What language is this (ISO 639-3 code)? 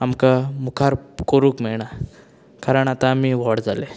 kok